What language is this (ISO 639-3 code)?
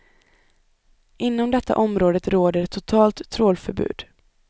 swe